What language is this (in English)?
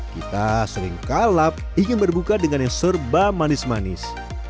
Indonesian